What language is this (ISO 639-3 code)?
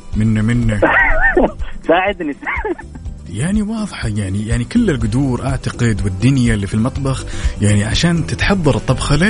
ara